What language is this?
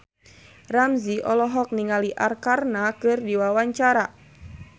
Sundanese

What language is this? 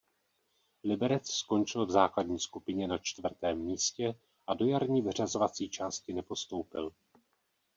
Czech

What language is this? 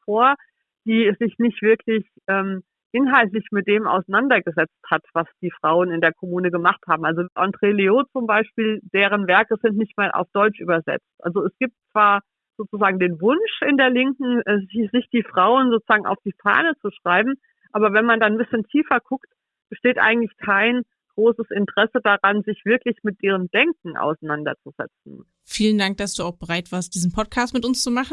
German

